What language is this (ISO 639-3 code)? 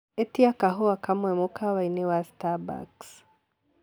kik